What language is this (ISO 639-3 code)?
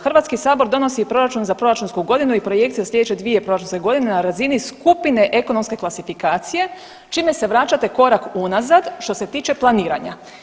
hrv